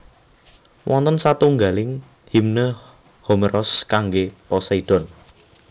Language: Javanese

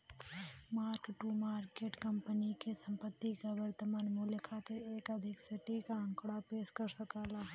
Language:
Bhojpuri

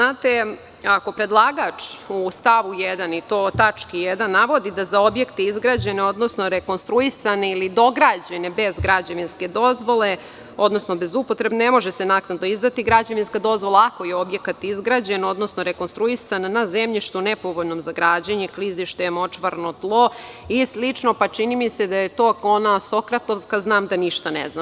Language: Serbian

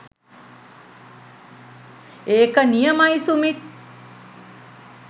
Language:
Sinhala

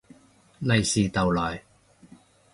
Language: Cantonese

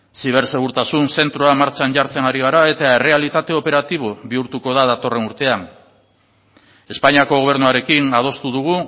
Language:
Basque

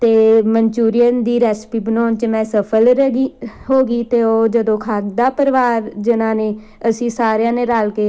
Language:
Punjabi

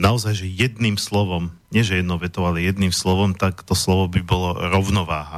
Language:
Slovak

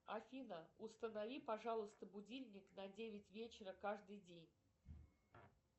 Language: Russian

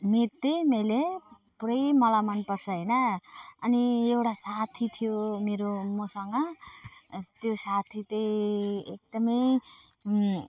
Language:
Nepali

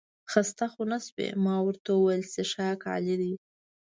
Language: Pashto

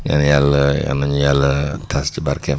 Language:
Wolof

